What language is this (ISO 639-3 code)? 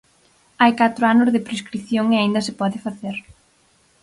glg